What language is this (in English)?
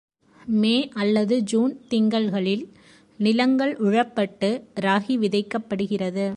Tamil